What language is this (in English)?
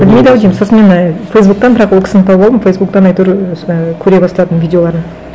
Kazakh